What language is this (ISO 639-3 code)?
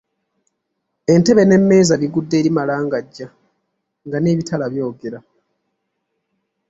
lug